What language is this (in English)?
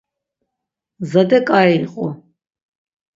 Laz